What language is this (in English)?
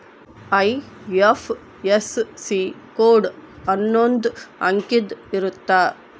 Kannada